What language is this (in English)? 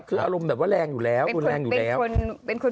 Thai